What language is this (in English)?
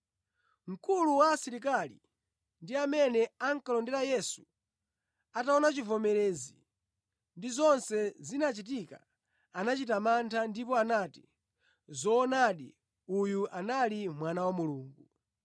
Nyanja